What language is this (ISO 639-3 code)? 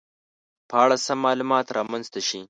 pus